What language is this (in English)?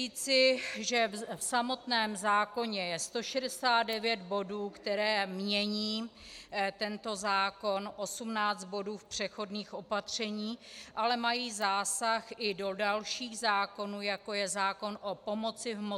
Czech